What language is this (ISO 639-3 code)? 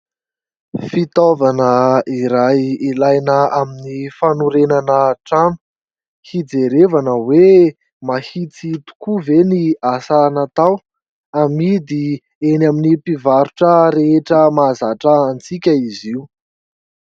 mlg